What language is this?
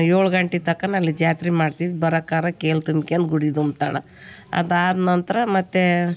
Kannada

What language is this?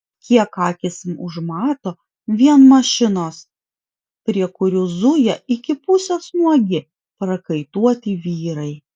Lithuanian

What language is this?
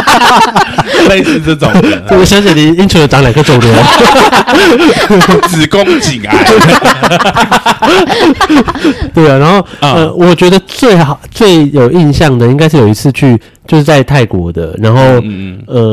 Chinese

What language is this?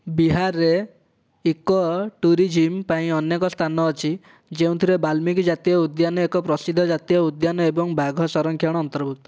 Odia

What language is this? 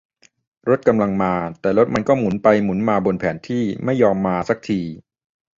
Thai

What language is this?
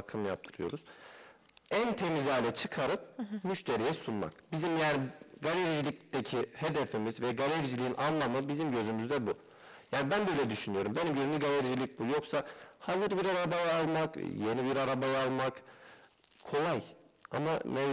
Turkish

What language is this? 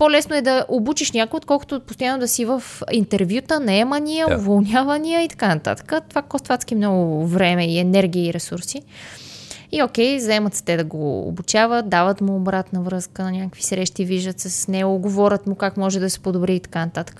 Bulgarian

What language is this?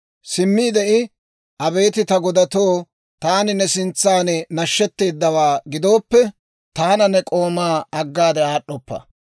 Dawro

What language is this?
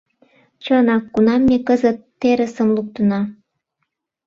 Mari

